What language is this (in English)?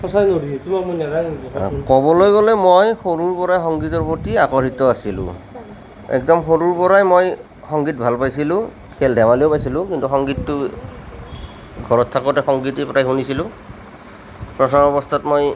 Assamese